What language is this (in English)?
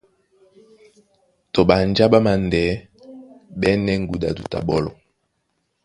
Duala